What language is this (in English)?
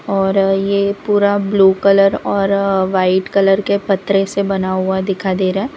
Hindi